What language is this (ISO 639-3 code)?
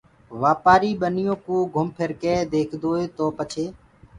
ggg